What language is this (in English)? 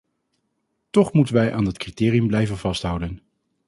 Dutch